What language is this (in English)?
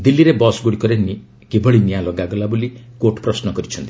Odia